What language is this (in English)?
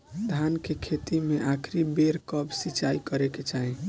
Bhojpuri